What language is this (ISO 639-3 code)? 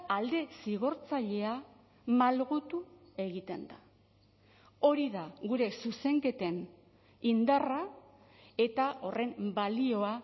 eus